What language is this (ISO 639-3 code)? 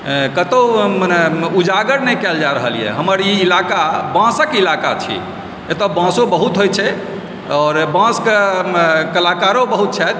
mai